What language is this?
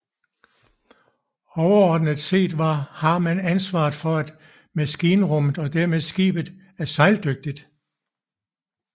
Danish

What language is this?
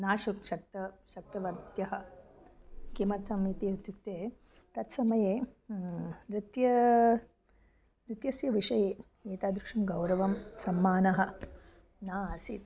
Sanskrit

